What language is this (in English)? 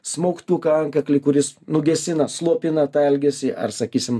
Lithuanian